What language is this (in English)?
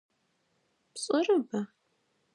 Adyghe